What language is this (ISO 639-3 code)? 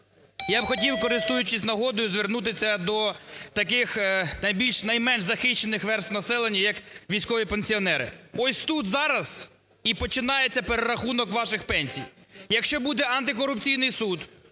ukr